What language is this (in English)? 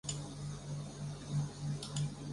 Chinese